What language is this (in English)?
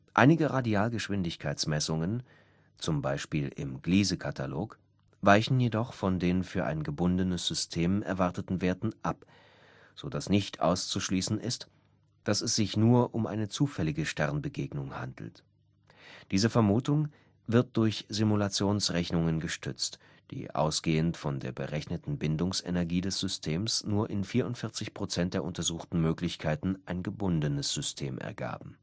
German